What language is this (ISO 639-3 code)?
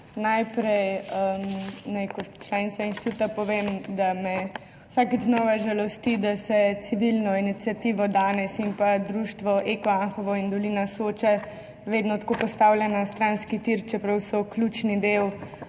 slv